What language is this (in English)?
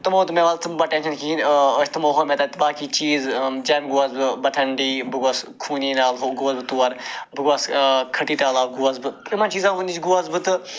Kashmiri